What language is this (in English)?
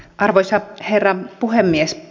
Finnish